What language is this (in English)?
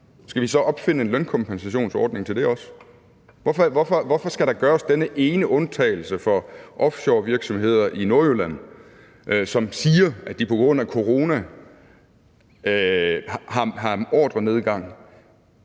Danish